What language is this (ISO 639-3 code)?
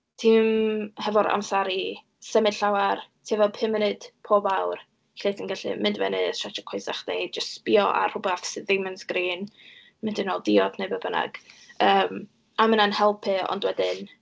cym